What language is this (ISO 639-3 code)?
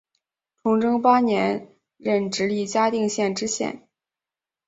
zho